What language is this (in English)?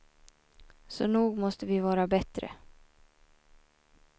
Swedish